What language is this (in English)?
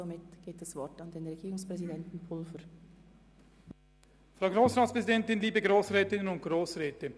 Swiss German